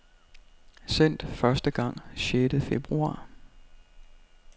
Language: Danish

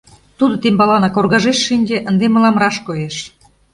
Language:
Mari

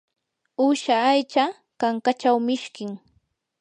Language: Yanahuanca Pasco Quechua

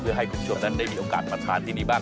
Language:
Thai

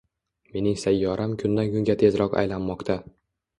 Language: Uzbek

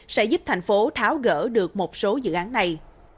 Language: Vietnamese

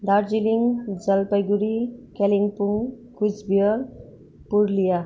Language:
Nepali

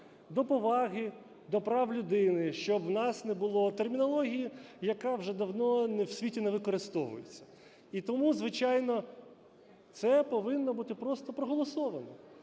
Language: Ukrainian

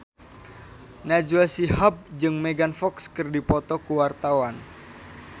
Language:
Sundanese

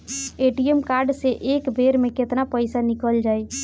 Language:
Bhojpuri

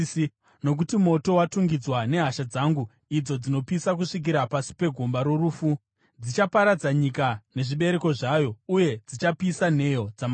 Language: Shona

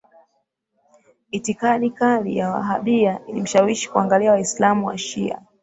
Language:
Swahili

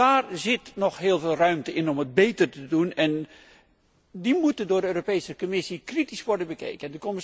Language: Dutch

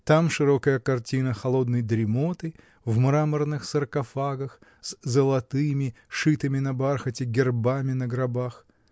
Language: Russian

